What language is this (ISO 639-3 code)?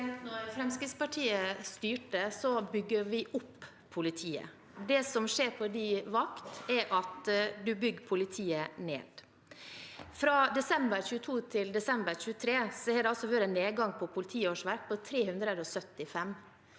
nor